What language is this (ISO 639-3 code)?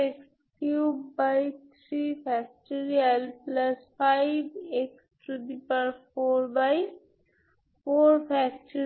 ben